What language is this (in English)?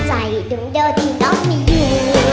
Thai